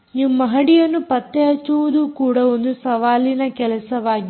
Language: Kannada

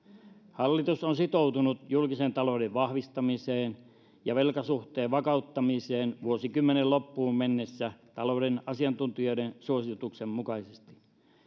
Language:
Finnish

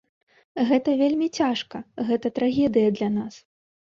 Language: Belarusian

